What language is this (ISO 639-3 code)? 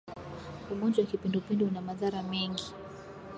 swa